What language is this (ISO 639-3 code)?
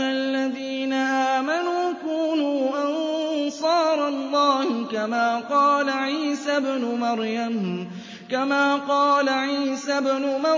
ara